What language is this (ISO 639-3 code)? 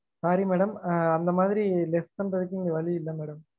tam